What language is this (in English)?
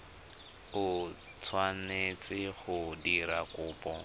Tswana